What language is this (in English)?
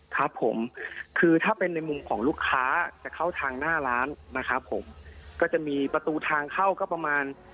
Thai